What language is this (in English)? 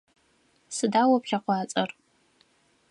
Adyghe